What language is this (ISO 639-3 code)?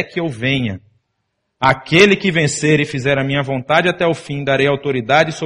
por